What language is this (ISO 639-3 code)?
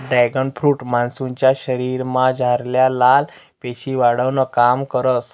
mar